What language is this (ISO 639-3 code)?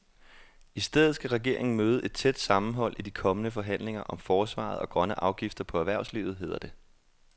dan